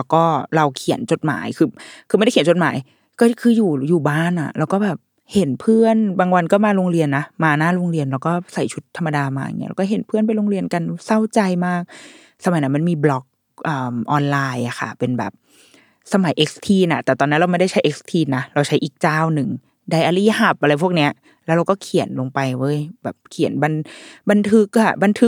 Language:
Thai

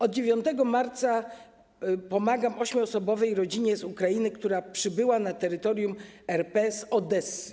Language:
Polish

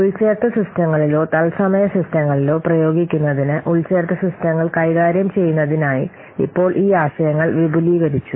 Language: Malayalam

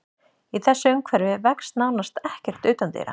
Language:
Icelandic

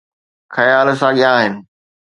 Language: Sindhi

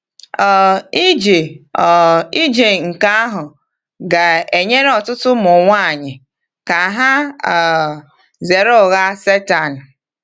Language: Igbo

